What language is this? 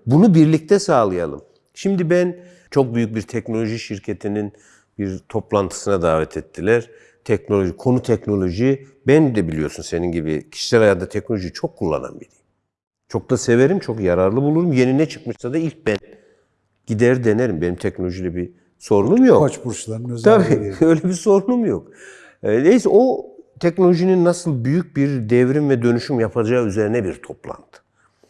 Turkish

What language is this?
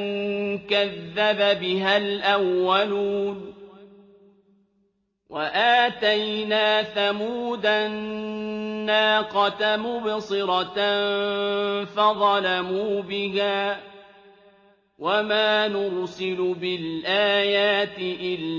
Arabic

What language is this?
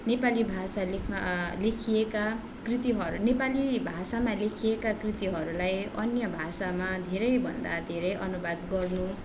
Nepali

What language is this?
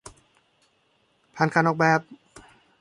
Thai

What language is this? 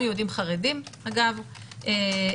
Hebrew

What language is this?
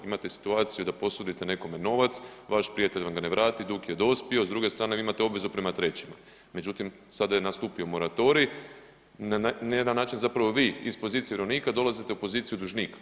Croatian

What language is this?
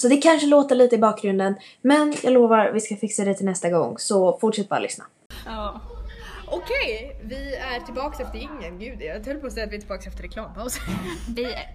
Swedish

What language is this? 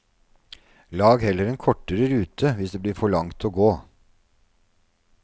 Norwegian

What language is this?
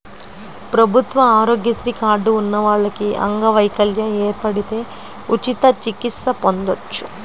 Telugu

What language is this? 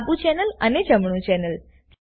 Gujarati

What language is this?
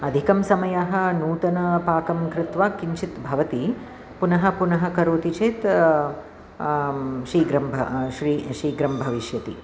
Sanskrit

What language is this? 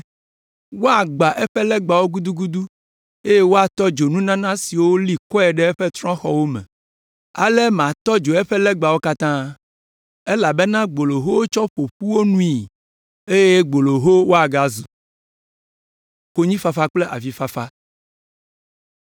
Ewe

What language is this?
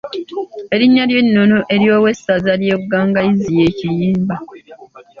Ganda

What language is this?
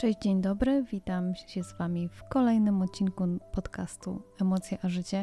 Polish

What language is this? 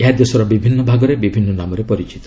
Odia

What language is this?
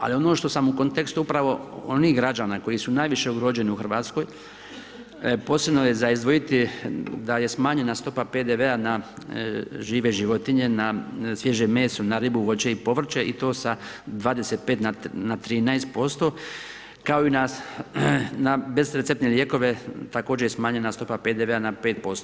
Croatian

